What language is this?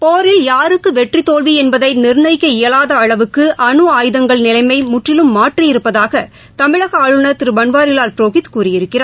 Tamil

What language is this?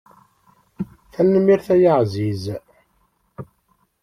Kabyle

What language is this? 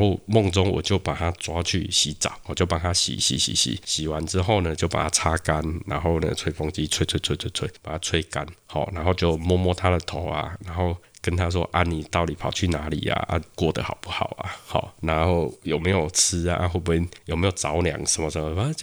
Chinese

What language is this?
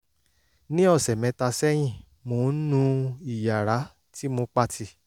Yoruba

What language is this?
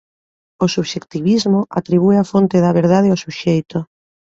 Galician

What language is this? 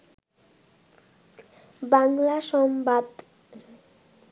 Bangla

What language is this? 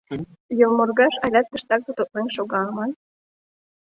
Mari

